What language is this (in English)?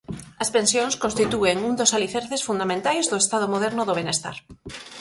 Galician